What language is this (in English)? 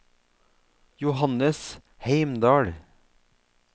Norwegian